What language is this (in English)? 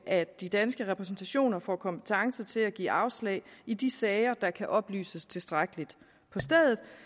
Danish